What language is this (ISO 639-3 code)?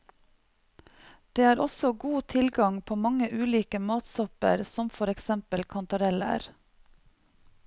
nor